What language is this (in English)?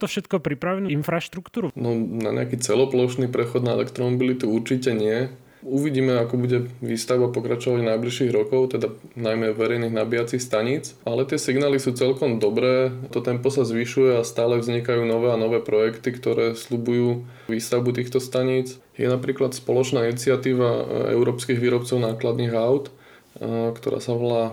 Slovak